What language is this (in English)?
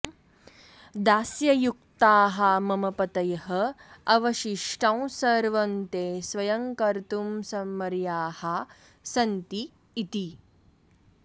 Sanskrit